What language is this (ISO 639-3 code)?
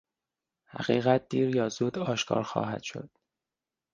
fas